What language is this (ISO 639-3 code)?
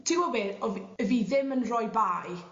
cym